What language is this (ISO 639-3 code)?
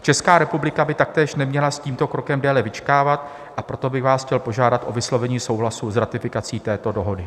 ces